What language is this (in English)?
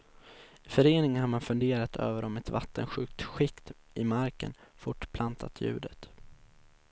Swedish